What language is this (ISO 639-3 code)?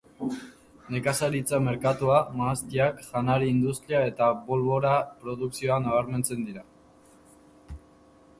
eus